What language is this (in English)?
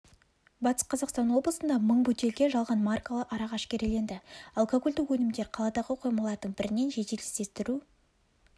Kazakh